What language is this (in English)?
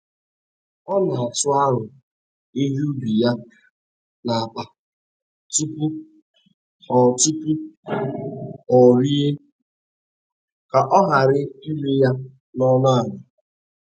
Igbo